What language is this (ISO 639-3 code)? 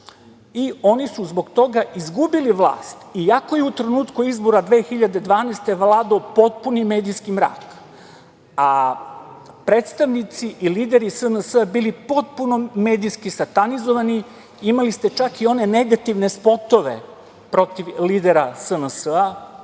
srp